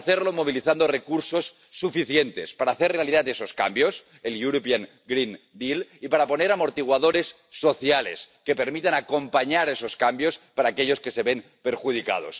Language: Spanish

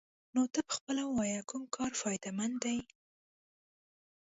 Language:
Pashto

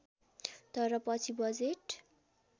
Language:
Nepali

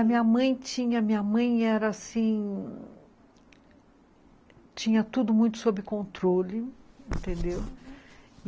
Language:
Portuguese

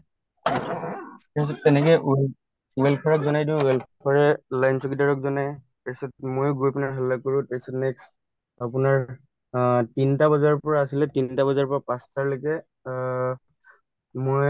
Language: Assamese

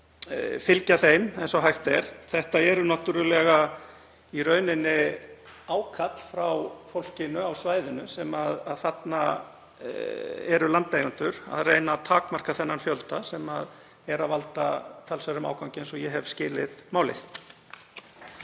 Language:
Icelandic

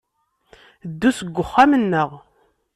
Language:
Kabyle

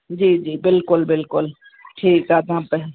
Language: Sindhi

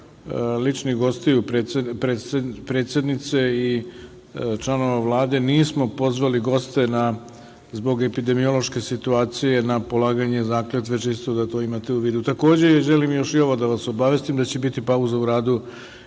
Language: Serbian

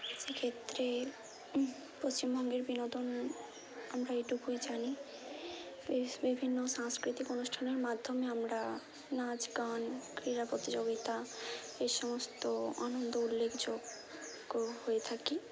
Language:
Bangla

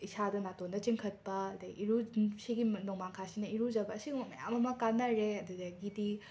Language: Manipuri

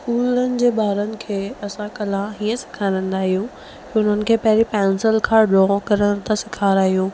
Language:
Sindhi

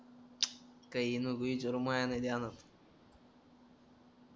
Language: Marathi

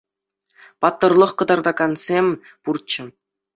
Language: Chuvash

